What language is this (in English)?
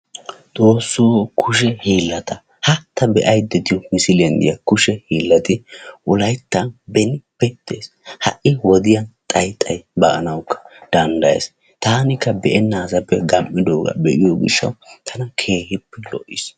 Wolaytta